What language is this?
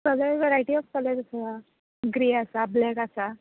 Konkani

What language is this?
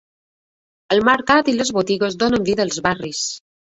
Catalan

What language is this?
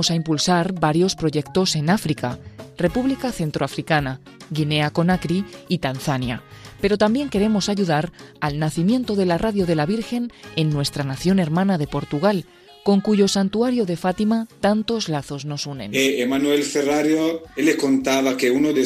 Spanish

